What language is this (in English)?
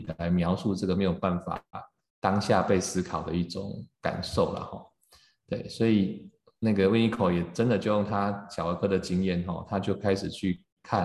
Chinese